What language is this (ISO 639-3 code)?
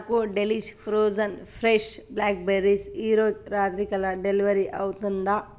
tel